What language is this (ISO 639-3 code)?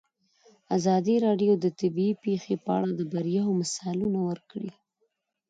pus